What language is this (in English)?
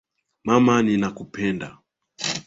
Swahili